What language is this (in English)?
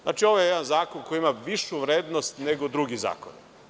Serbian